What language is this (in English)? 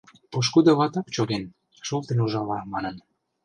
Mari